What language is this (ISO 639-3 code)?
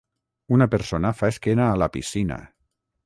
cat